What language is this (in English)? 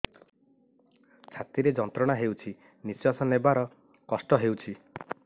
Odia